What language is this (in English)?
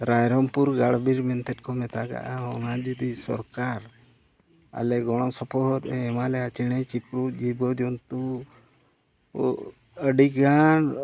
Santali